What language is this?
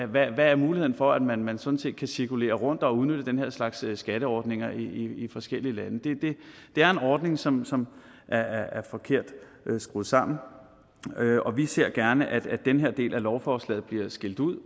Danish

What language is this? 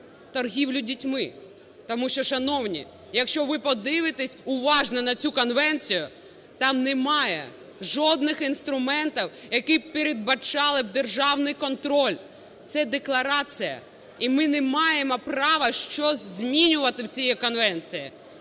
Ukrainian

